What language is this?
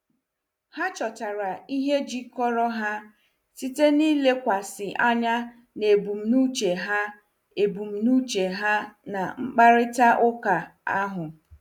Igbo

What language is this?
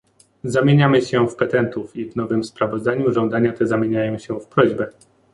Polish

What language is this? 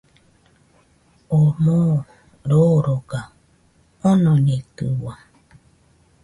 Nüpode Huitoto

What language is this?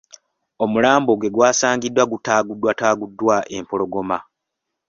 Ganda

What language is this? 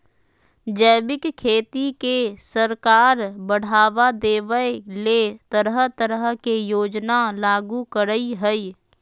Magahi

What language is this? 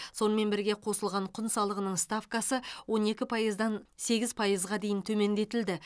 Kazakh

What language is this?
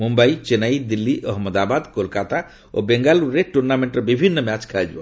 Odia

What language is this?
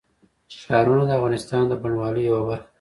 Pashto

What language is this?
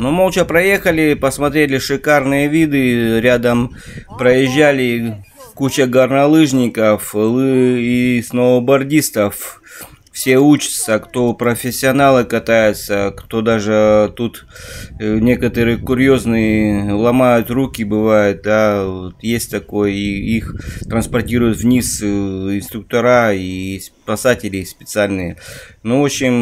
Russian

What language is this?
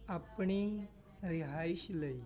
Punjabi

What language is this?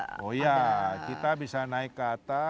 Indonesian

